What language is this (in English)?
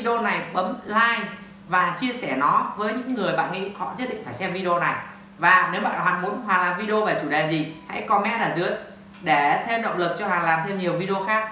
Vietnamese